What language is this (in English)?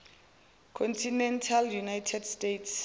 Zulu